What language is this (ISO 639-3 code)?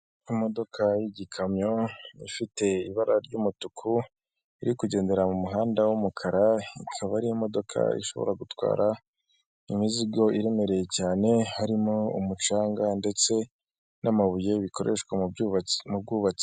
kin